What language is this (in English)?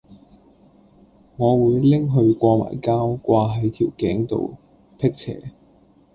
Cantonese